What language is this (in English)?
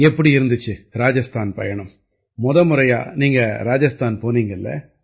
Tamil